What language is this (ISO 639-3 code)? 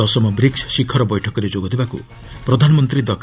ori